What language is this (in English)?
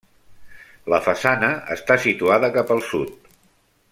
Catalan